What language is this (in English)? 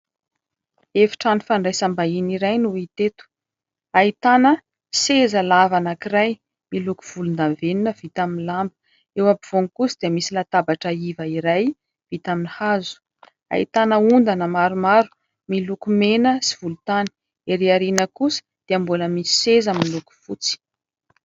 Malagasy